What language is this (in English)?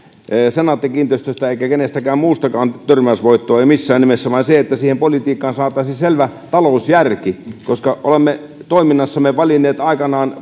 Finnish